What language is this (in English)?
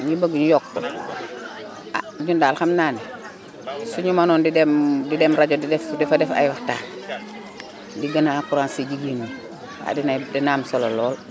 Wolof